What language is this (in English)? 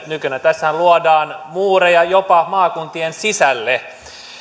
Finnish